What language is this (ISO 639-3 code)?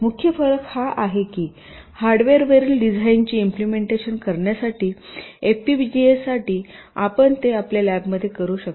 mar